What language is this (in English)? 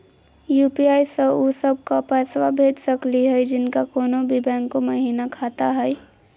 Magahi